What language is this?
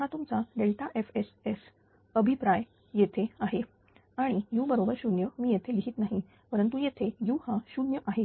Marathi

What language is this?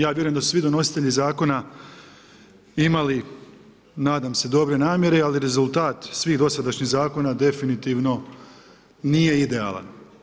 Croatian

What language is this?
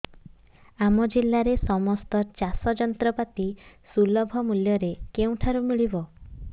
Odia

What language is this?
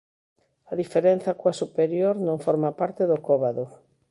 Galician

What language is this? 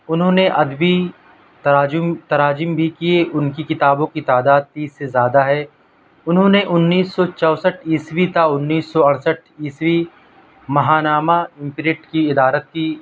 Urdu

